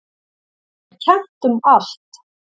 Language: Icelandic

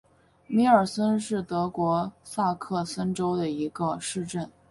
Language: Chinese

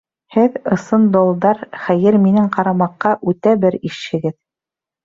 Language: Bashkir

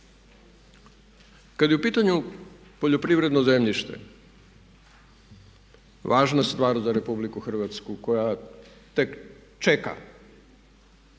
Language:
Croatian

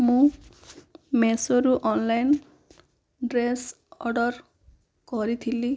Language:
Odia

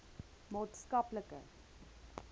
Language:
Afrikaans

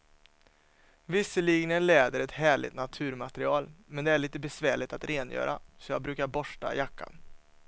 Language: Swedish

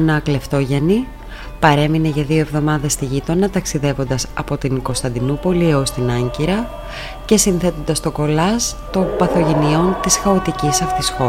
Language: Greek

